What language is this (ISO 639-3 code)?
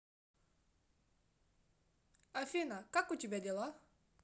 rus